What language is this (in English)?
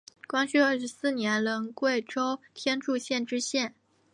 Chinese